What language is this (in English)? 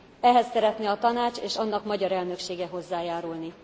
Hungarian